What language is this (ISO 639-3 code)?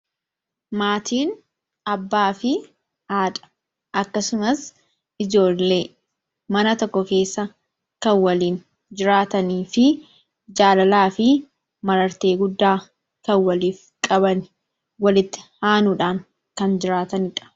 orm